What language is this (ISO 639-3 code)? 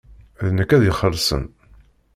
kab